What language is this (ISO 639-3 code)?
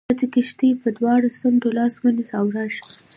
pus